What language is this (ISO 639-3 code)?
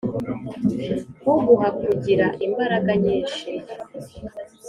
kin